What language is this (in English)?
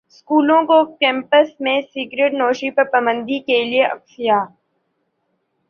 Urdu